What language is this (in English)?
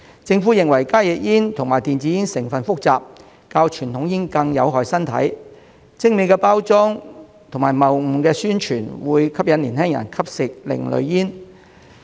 Cantonese